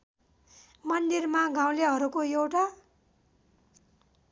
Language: Nepali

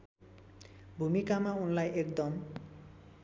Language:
Nepali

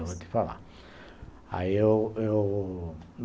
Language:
Portuguese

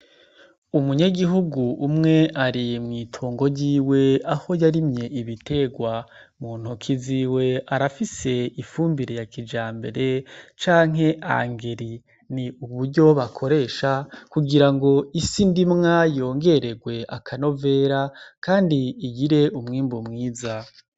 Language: Rundi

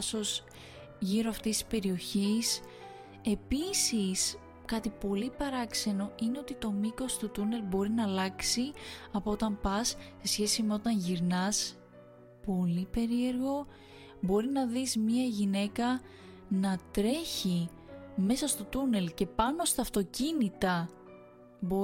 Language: Greek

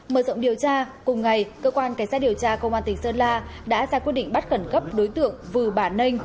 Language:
Vietnamese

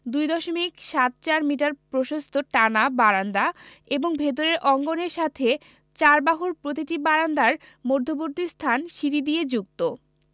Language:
Bangla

